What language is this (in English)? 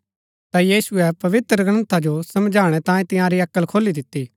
Gaddi